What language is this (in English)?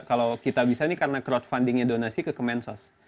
Indonesian